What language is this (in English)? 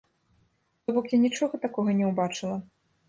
Belarusian